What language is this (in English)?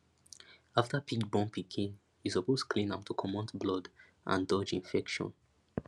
Nigerian Pidgin